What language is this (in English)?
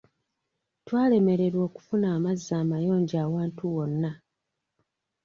Ganda